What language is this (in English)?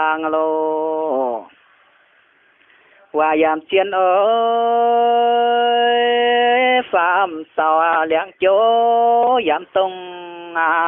Indonesian